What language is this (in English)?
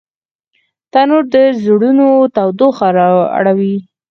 Pashto